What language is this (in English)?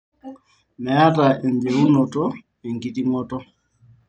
Masai